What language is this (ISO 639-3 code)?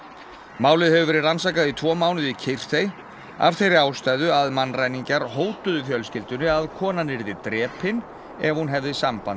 isl